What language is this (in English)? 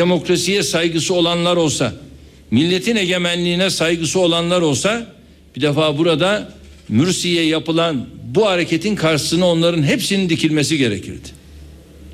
Turkish